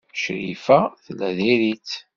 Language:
Kabyle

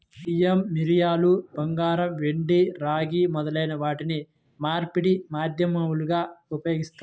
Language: Telugu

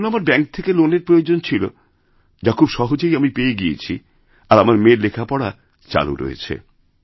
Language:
Bangla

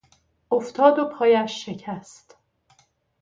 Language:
Persian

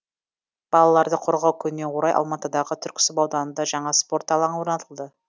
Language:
Kazakh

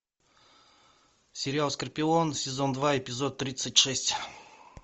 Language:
Russian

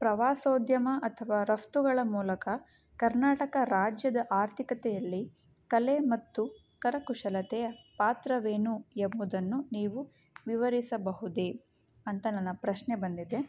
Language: Kannada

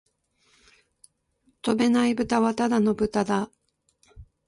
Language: Japanese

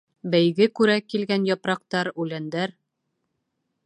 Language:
Bashkir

